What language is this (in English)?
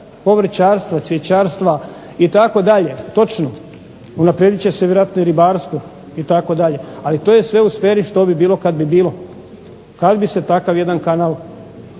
Croatian